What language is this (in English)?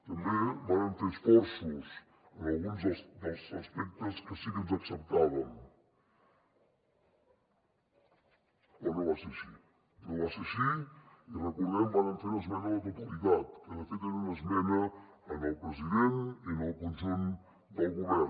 Catalan